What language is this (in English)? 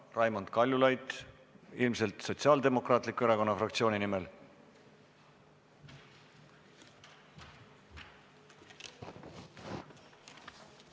Estonian